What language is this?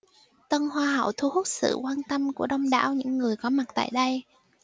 Vietnamese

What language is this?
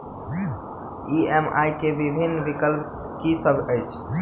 Maithili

